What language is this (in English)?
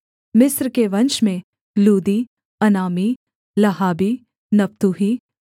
Hindi